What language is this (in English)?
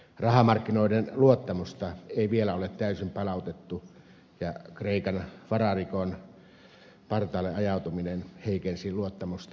Finnish